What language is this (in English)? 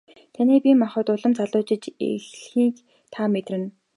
Mongolian